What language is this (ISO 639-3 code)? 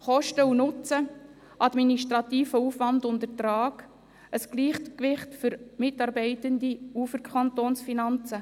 gsw